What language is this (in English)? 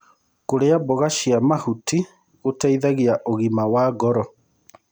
Kikuyu